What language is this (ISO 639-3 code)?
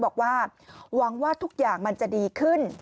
tha